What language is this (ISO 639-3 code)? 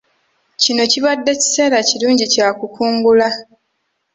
lug